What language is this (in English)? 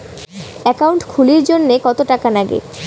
Bangla